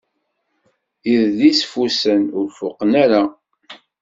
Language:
Kabyle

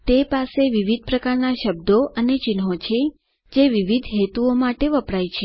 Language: Gujarati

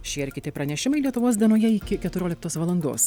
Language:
Lithuanian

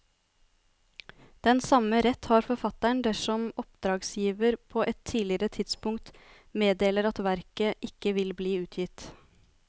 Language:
Norwegian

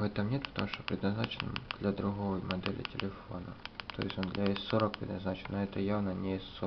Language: Russian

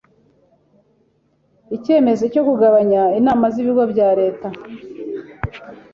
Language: Kinyarwanda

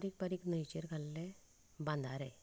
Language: Konkani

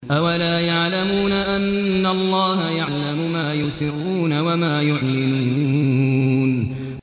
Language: Arabic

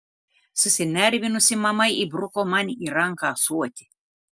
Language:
Lithuanian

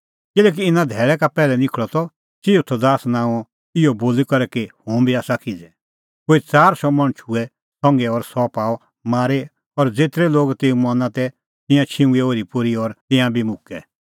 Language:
Kullu Pahari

